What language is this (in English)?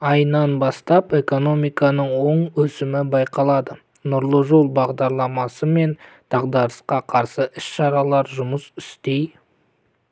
Kazakh